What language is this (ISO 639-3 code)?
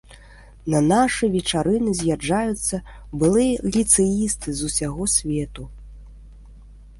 bel